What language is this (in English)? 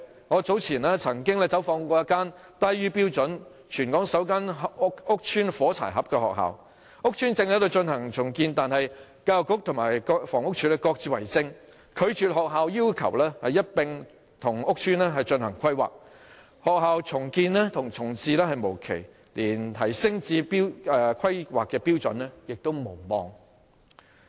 Cantonese